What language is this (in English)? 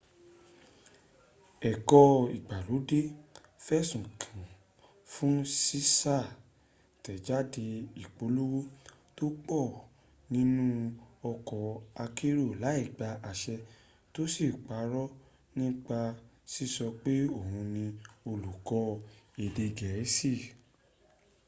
Yoruba